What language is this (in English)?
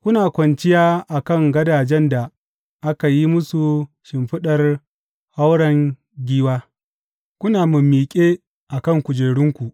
Hausa